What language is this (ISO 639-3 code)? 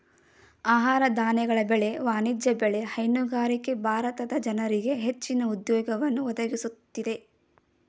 kan